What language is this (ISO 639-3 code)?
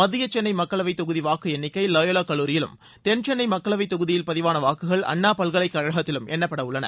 tam